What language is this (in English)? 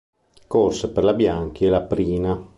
Italian